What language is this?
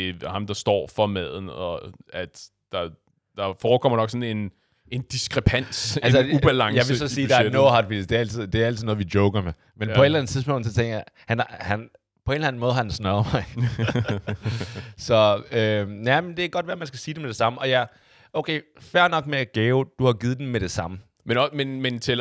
Danish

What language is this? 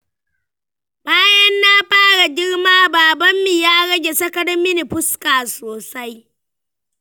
Hausa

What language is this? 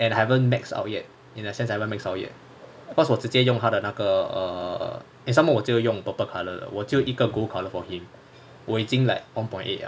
English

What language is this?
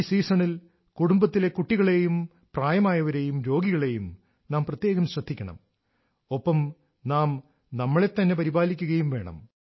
Malayalam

